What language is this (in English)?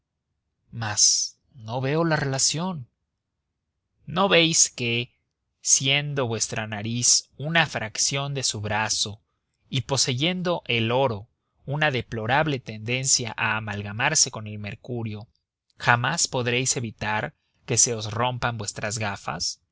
Spanish